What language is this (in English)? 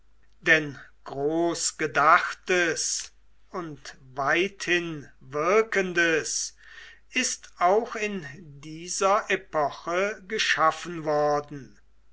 German